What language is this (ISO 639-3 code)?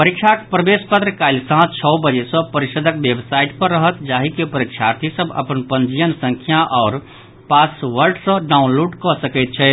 mai